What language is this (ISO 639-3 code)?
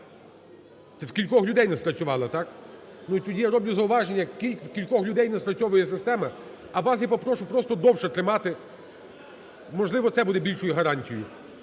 ukr